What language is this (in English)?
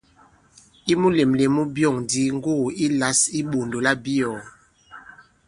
Bankon